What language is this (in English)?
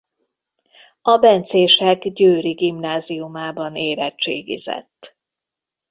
Hungarian